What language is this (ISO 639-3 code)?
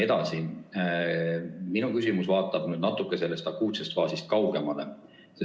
est